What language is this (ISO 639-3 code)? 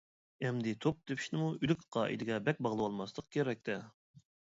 uig